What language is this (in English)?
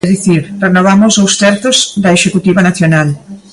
Galician